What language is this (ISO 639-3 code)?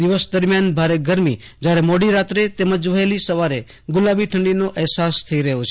guj